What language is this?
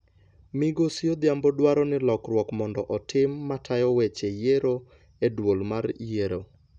Luo (Kenya and Tanzania)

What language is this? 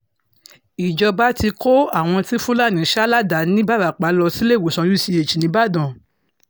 Yoruba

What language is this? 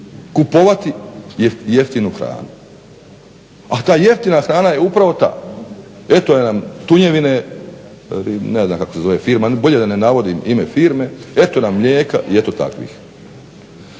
Croatian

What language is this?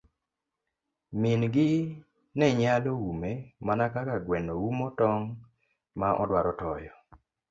Luo (Kenya and Tanzania)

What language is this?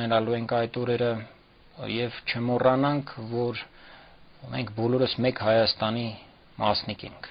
Romanian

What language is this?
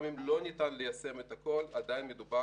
Hebrew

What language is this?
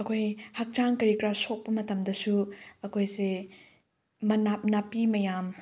Manipuri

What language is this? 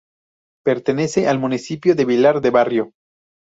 Spanish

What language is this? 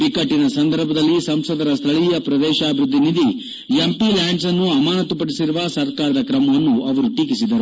Kannada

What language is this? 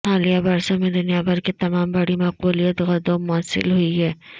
Urdu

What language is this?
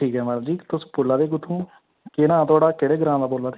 Dogri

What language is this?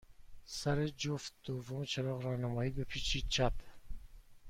Persian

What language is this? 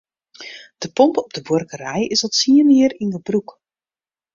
Western Frisian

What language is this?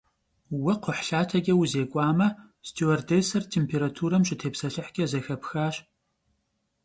Kabardian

